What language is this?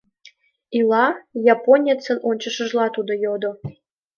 Mari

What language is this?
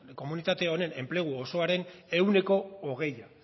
Basque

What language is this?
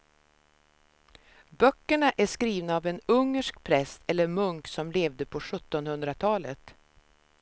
Swedish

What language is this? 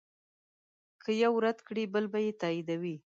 Pashto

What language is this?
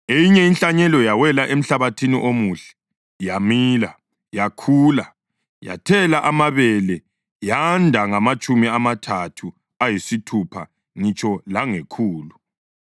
North Ndebele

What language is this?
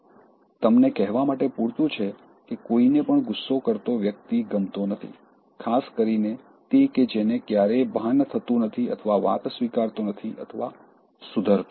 Gujarati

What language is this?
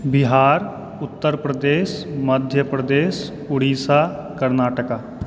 Maithili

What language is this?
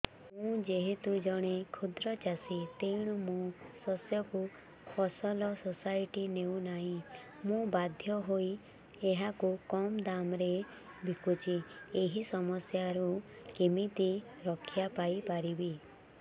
Odia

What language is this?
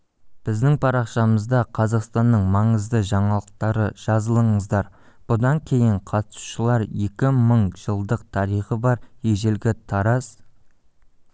Kazakh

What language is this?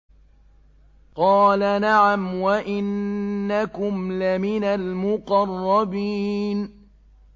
Arabic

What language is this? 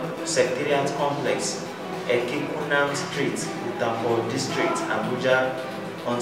English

